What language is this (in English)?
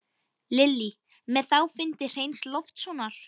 Icelandic